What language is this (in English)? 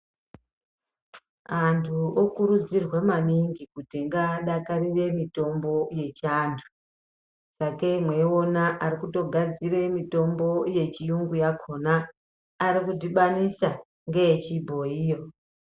Ndau